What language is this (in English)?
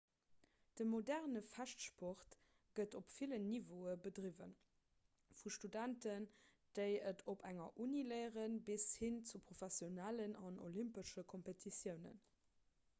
Luxembourgish